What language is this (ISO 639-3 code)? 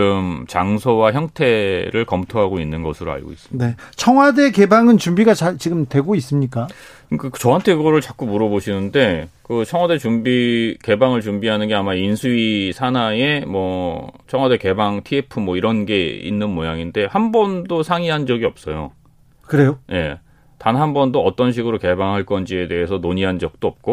kor